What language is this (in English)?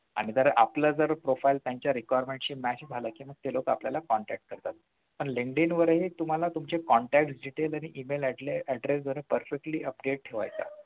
Marathi